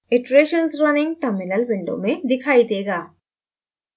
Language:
Hindi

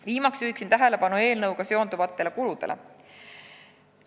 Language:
Estonian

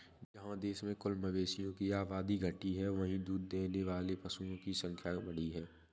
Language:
Hindi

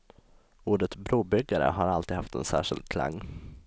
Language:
Swedish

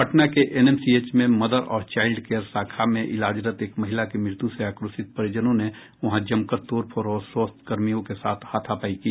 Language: Hindi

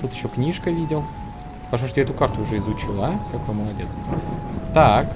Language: Russian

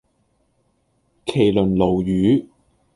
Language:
Cantonese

